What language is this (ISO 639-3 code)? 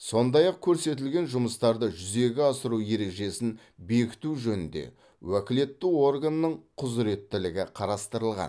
kaz